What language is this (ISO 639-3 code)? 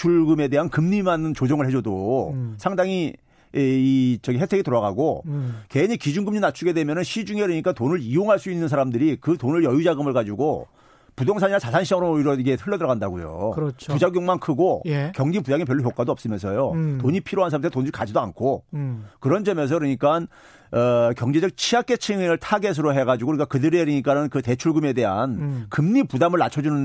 kor